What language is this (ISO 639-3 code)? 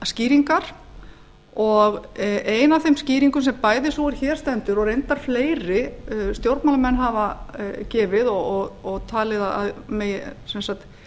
isl